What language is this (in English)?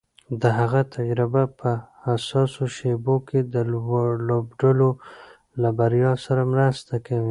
Pashto